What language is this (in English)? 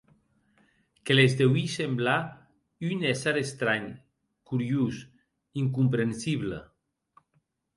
Occitan